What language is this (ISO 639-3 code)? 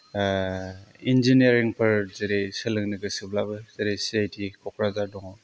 brx